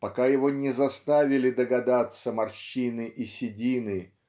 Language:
Russian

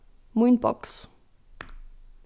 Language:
Faroese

